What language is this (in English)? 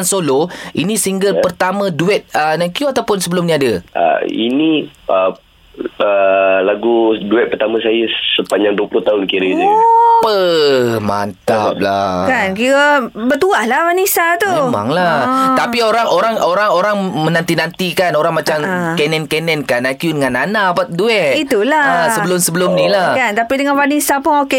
Malay